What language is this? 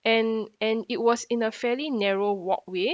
English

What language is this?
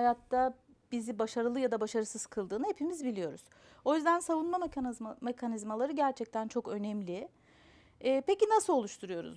Turkish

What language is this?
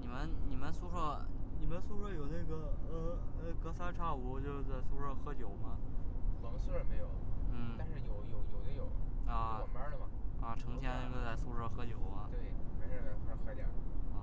Chinese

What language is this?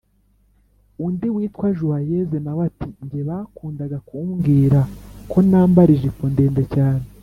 Kinyarwanda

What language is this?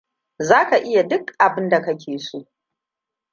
Hausa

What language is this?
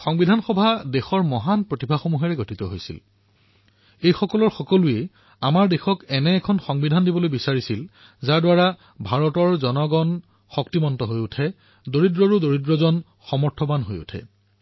Assamese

